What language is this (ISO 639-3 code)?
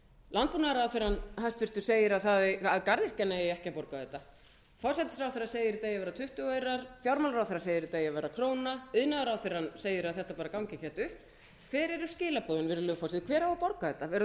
isl